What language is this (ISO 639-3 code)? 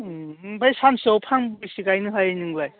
brx